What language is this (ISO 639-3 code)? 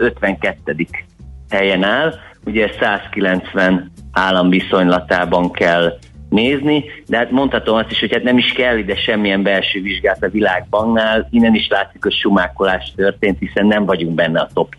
hun